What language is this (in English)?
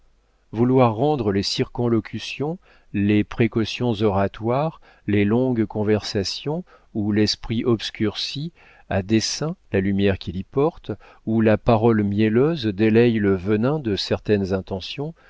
French